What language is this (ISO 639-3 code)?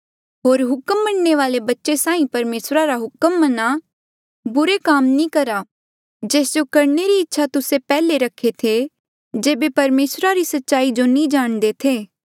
mjl